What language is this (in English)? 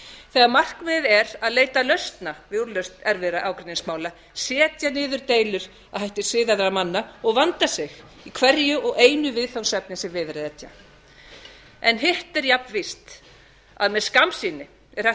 Icelandic